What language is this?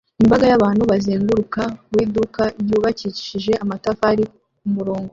Kinyarwanda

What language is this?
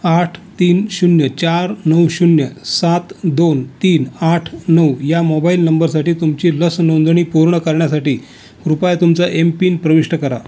Marathi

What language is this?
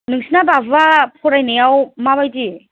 Bodo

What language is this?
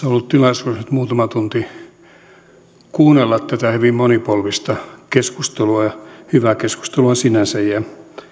Finnish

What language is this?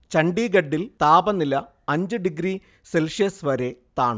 Malayalam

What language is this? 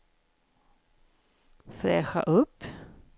Swedish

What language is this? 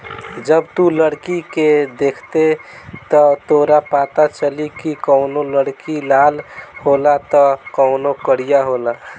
Bhojpuri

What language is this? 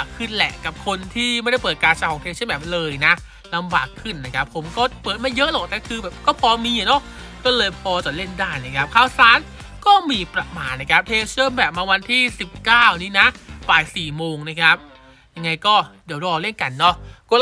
Thai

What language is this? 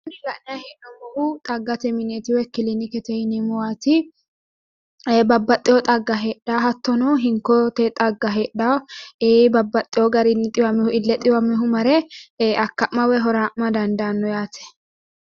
Sidamo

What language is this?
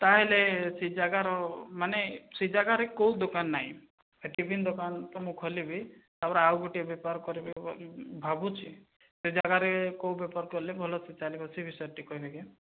Odia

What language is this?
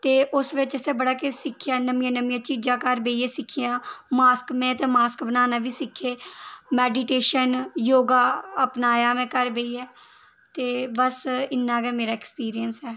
Dogri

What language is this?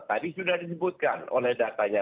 Indonesian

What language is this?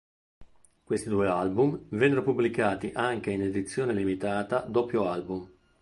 Italian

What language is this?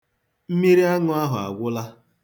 Igbo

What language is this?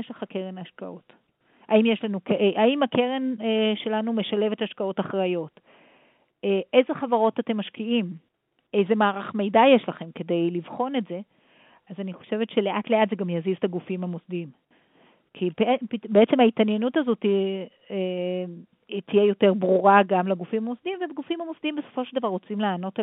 Hebrew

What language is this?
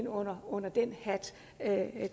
Danish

